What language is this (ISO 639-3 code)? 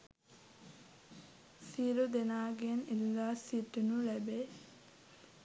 sin